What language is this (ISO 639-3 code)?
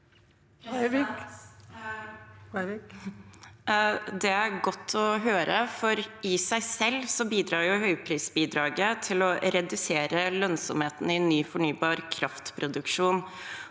nor